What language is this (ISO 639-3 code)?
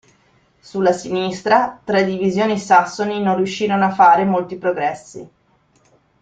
ita